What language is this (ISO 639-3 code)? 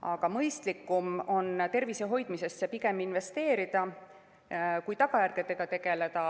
est